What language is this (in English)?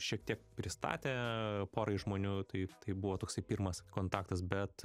Lithuanian